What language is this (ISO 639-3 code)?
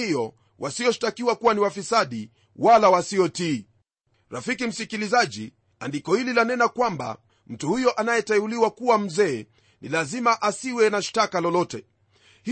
swa